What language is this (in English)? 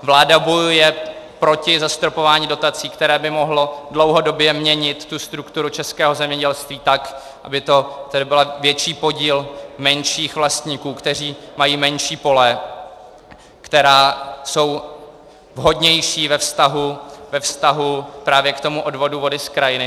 Czech